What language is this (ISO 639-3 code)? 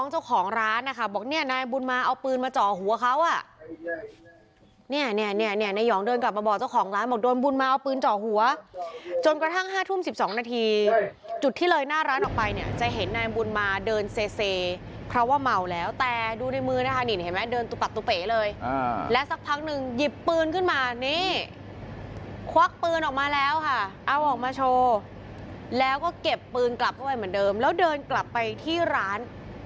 tha